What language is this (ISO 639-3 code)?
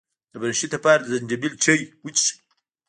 pus